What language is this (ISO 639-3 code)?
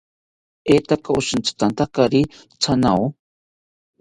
cpy